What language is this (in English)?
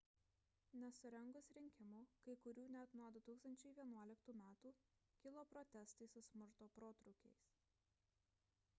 Lithuanian